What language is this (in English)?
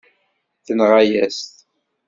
Kabyle